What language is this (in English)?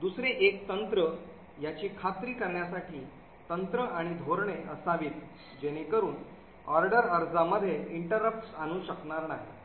Marathi